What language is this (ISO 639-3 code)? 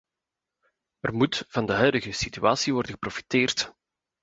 nld